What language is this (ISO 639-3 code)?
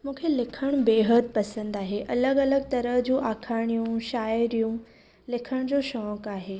snd